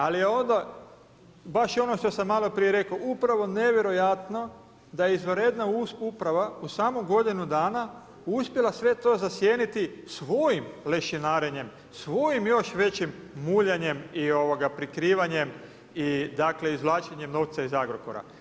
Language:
Croatian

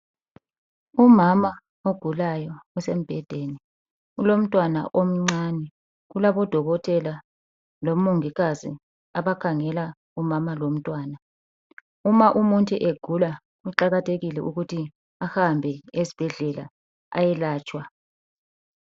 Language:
North Ndebele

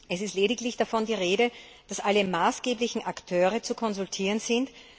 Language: German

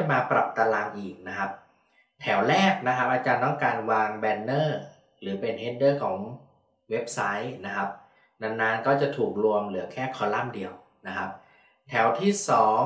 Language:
Thai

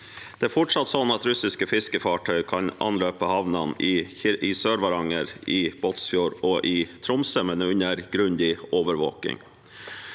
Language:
Norwegian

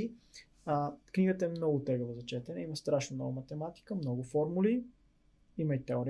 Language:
Bulgarian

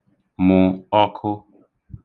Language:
Igbo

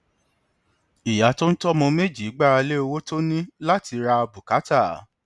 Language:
Yoruba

